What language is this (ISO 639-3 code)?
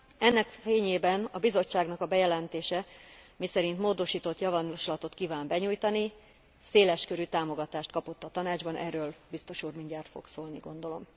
hun